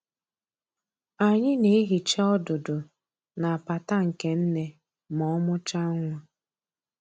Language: Igbo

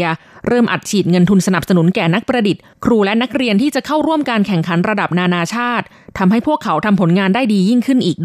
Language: Thai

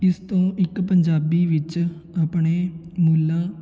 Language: Punjabi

